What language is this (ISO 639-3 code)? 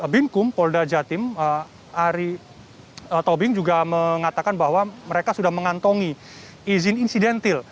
ind